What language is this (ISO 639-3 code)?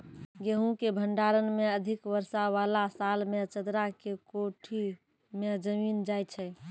mai